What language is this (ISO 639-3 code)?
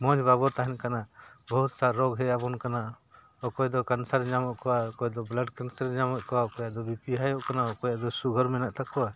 sat